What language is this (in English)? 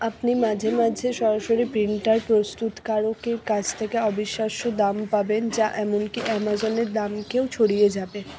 Bangla